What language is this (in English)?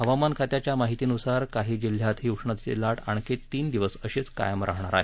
Marathi